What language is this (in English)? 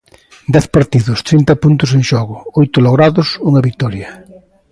Galician